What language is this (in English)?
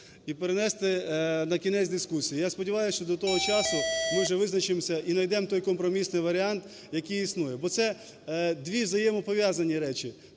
Ukrainian